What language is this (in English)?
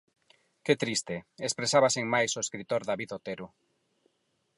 Galician